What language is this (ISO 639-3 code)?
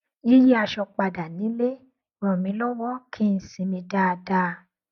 yor